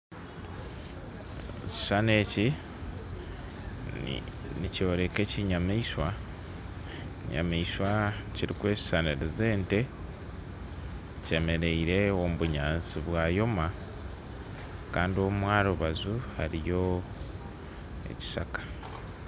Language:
Nyankole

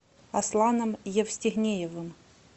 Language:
Russian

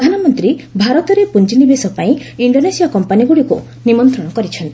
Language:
Odia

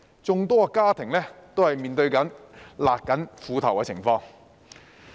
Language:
Cantonese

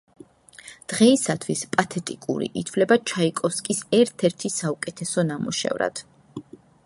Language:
Georgian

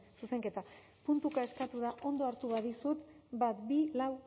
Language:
Basque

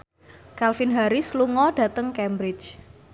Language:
Javanese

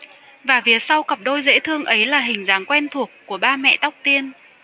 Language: Vietnamese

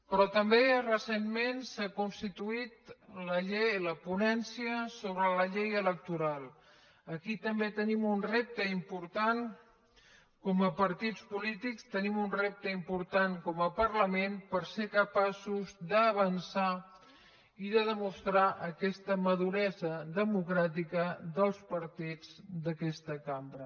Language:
Catalan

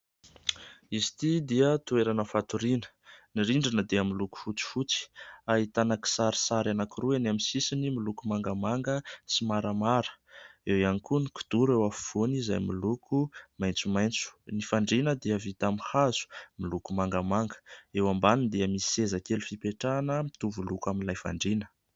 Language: Malagasy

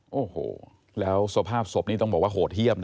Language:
Thai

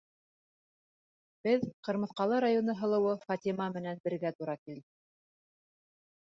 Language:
Bashkir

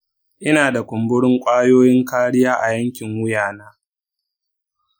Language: Hausa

